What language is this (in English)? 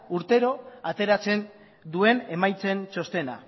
Basque